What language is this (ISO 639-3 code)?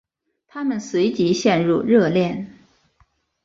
zho